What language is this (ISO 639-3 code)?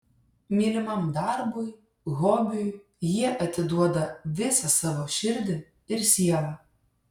lit